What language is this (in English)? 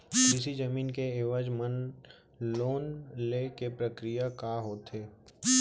Chhattisgarhi